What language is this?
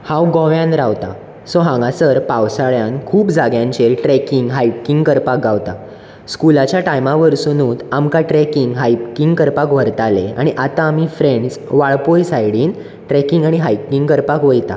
Konkani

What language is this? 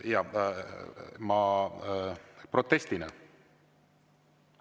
Estonian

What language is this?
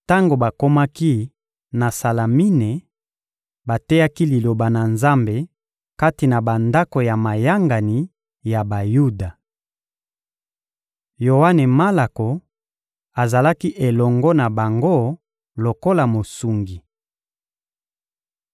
Lingala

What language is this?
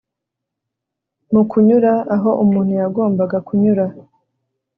Kinyarwanda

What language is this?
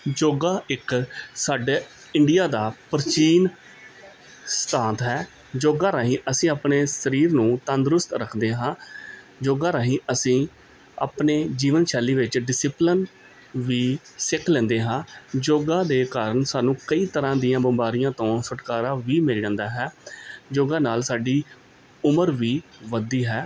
Punjabi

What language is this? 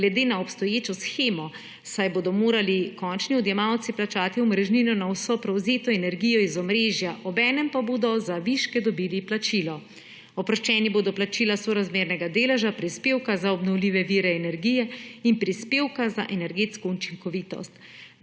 Slovenian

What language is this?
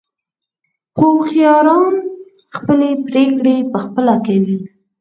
Pashto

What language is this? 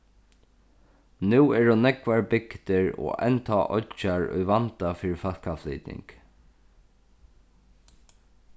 Faroese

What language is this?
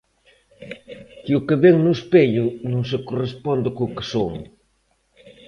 Galician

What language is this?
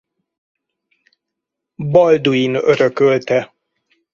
Hungarian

